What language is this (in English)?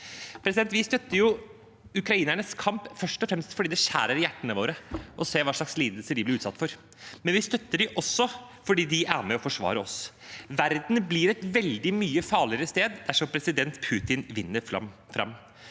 Norwegian